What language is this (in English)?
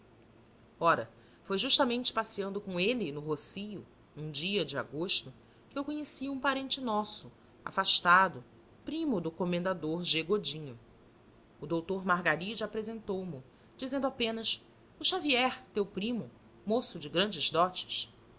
Portuguese